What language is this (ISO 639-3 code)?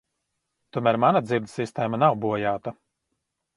lav